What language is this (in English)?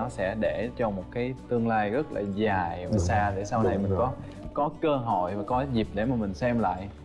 Vietnamese